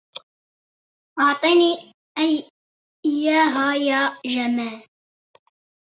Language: Arabic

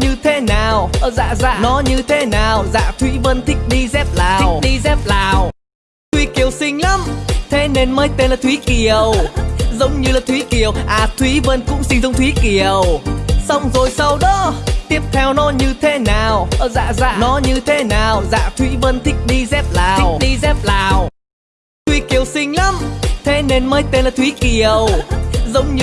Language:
Vietnamese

